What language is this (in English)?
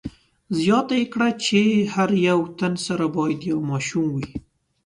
Pashto